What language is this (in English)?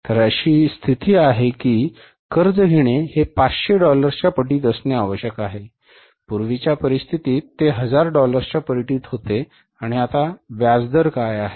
Marathi